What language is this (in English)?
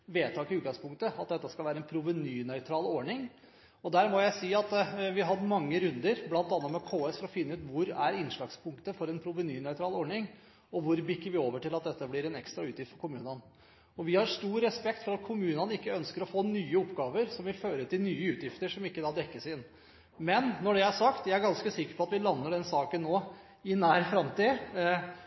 Norwegian Bokmål